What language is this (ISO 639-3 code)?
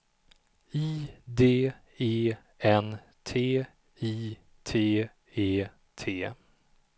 swe